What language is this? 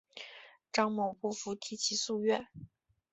Chinese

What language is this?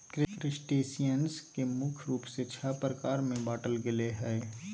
Magahi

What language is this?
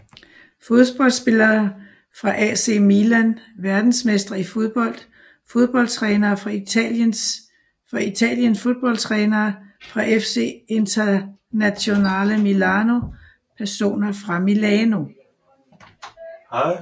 Danish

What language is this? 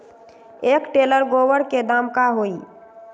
Magahi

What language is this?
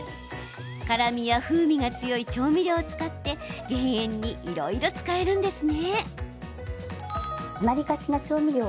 Japanese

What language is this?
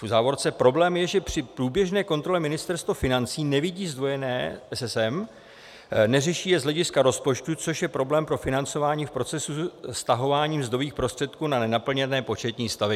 Czech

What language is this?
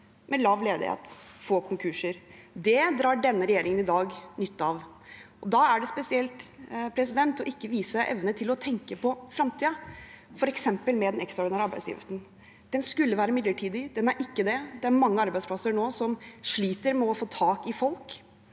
Norwegian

